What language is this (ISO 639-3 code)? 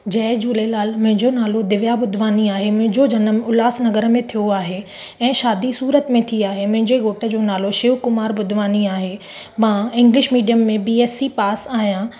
snd